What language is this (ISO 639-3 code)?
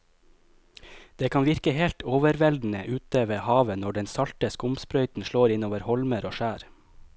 nor